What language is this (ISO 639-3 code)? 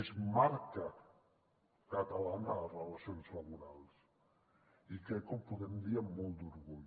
cat